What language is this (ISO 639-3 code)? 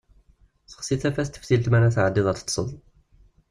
kab